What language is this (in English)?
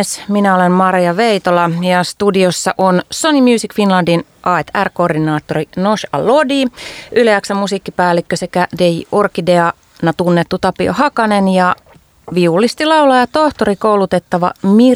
Finnish